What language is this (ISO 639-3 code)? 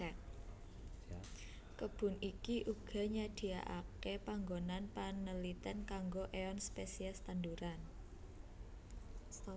jav